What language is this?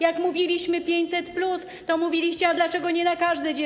Polish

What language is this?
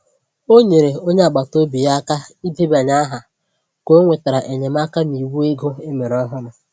Igbo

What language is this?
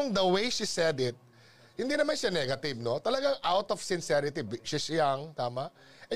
Filipino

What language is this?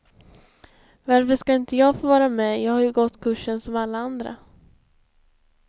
Swedish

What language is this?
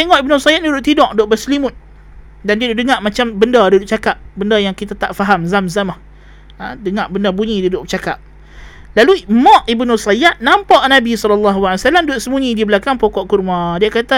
Malay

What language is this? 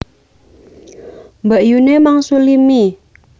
Javanese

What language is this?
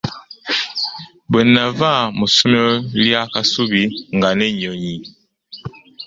Ganda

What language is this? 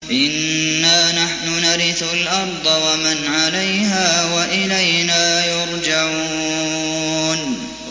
Arabic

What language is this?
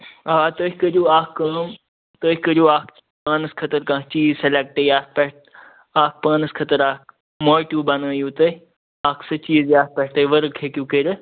Kashmiri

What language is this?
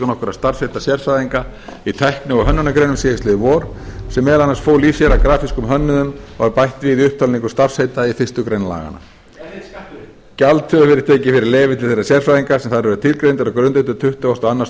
Icelandic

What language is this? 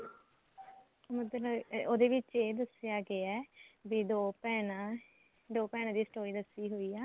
Punjabi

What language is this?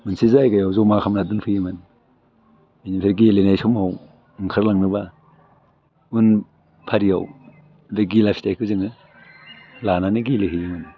Bodo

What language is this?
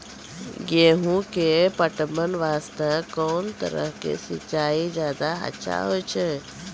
Maithili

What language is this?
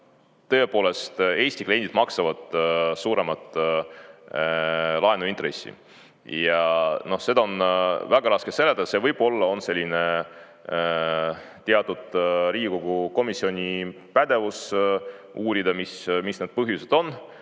Estonian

